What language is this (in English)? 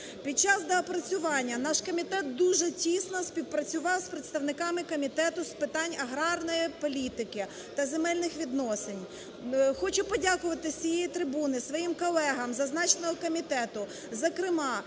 Ukrainian